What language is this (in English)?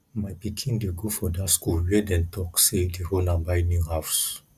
Nigerian Pidgin